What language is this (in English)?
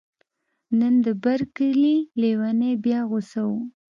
Pashto